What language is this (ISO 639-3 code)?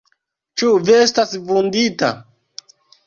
epo